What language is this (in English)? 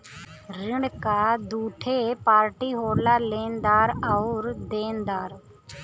Bhojpuri